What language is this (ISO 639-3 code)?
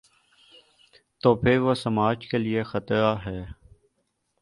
urd